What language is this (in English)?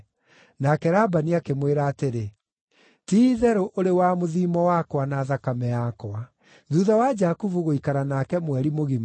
Kikuyu